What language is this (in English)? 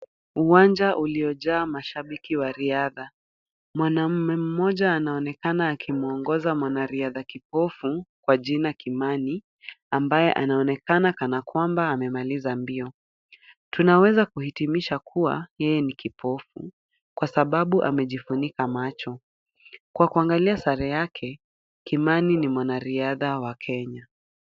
Swahili